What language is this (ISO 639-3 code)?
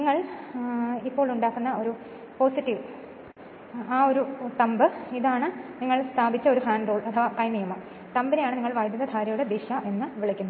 mal